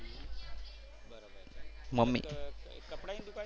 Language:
Gujarati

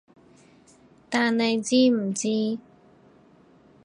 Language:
Cantonese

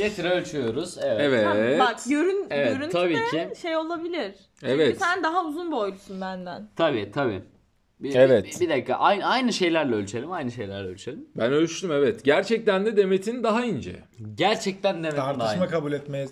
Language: Turkish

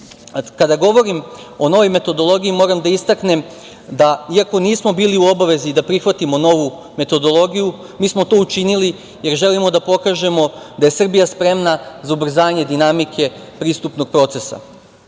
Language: Serbian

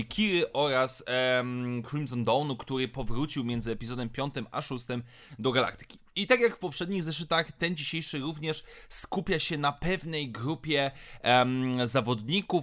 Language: Polish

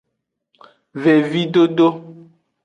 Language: Aja (Benin)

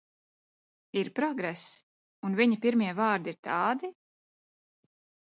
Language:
Latvian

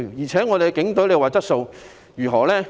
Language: Cantonese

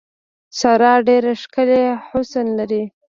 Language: Pashto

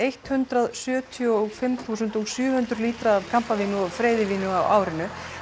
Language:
Icelandic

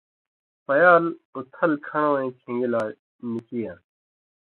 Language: Indus Kohistani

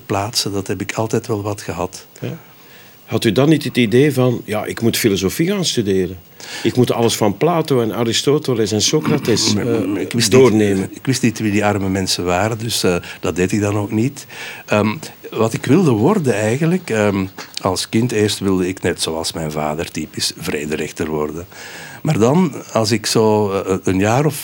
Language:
Dutch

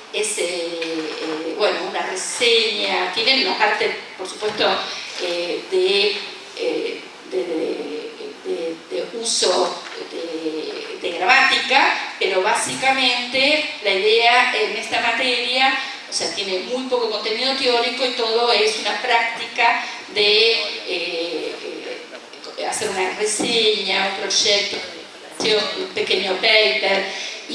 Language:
Spanish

